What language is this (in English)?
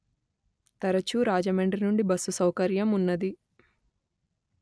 Telugu